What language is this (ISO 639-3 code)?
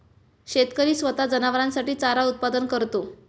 mar